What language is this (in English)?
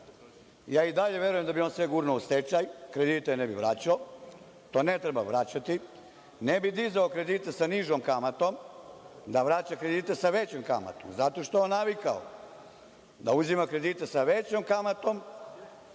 Serbian